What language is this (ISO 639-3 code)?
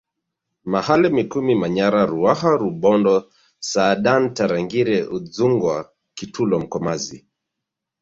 swa